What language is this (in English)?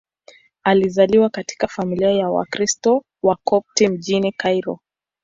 Swahili